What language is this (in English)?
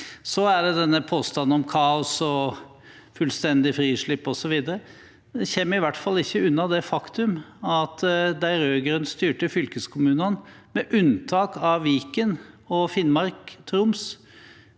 Norwegian